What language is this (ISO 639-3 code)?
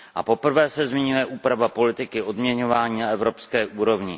ces